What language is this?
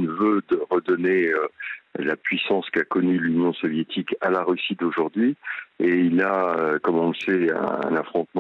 French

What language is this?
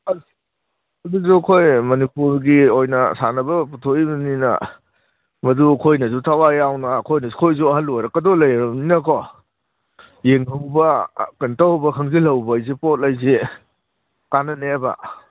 Manipuri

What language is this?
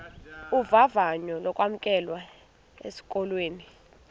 Xhosa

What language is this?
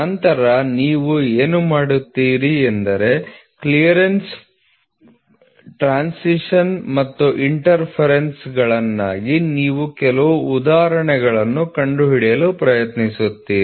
Kannada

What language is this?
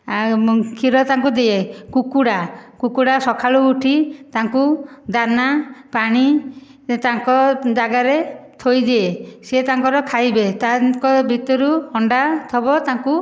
Odia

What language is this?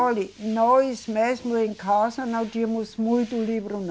Portuguese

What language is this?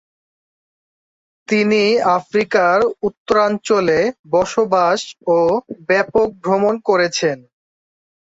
Bangla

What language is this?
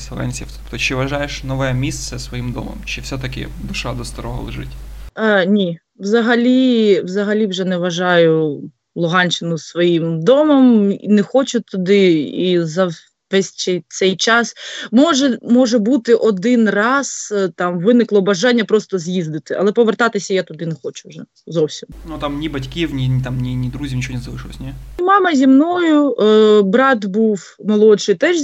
Ukrainian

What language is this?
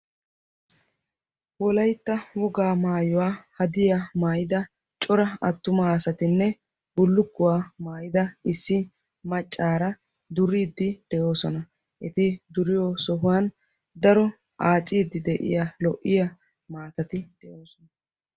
Wolaytta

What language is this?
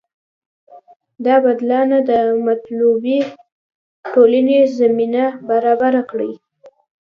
Pashto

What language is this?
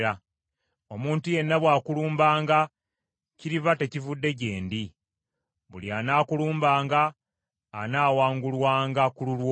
Ganda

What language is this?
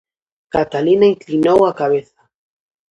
Galician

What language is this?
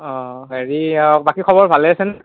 Assamese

